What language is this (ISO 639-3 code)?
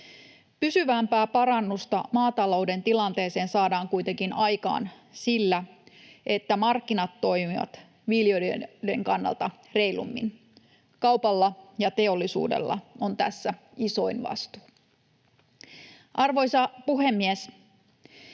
fin